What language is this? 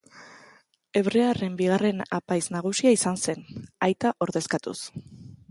Basque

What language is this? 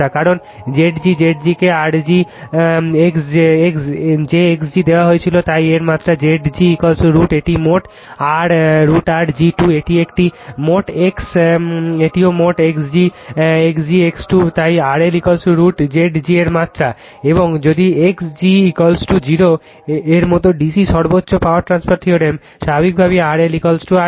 Bangla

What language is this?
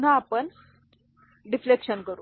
Marathi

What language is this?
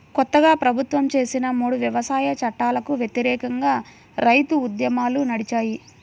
Telugu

